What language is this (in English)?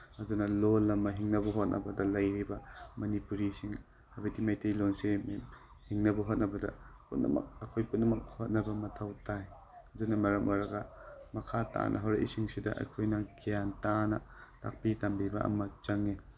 Manipuri